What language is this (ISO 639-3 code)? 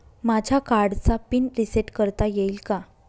mar